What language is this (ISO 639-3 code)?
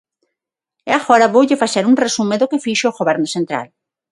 glg